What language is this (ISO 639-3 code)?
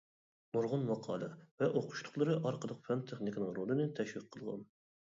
uig